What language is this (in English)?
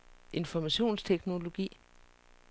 Danish